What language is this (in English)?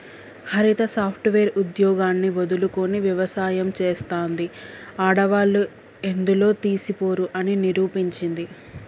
Telugu